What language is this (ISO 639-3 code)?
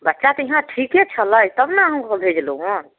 mai